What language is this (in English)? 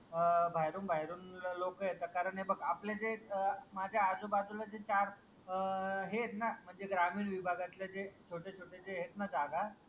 Marathi